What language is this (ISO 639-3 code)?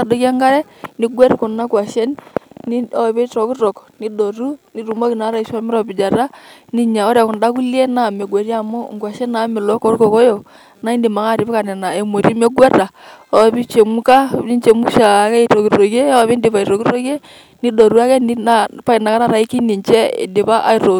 mas